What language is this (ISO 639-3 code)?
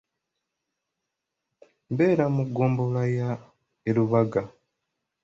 lug